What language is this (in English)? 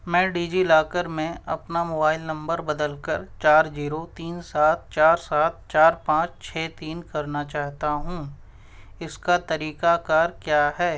Urdu